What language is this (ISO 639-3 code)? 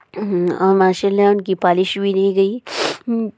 urd